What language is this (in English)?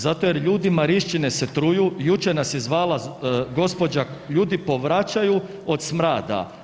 Croatian